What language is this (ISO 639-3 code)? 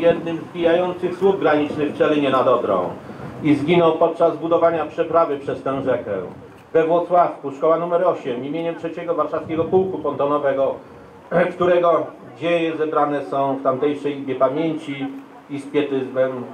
pol